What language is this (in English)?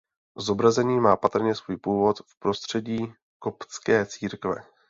Czech